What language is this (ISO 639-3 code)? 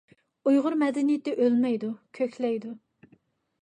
uig